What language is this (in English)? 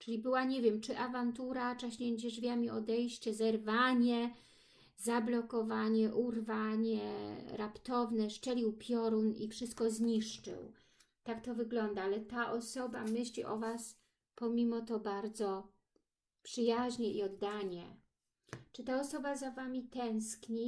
Polish